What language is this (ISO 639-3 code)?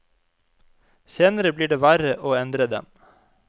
nor